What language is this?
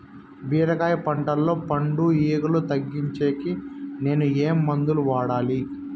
Telugu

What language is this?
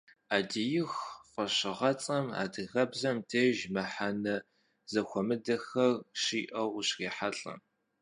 Kabardian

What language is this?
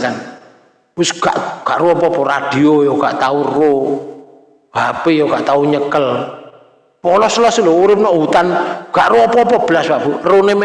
Indonesian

